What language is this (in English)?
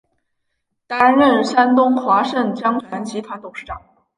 Chinese